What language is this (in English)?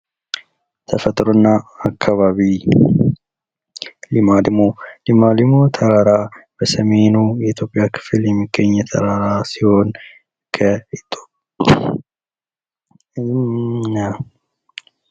Amharic